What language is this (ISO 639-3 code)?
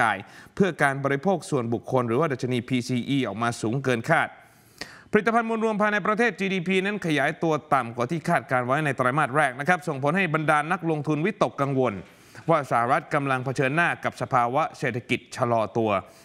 tha